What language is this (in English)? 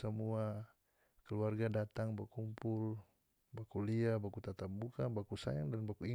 North Moluccan Malay